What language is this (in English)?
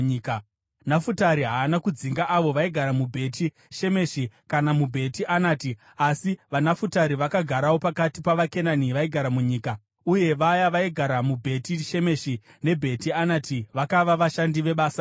Shona